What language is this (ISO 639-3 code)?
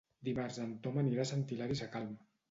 cat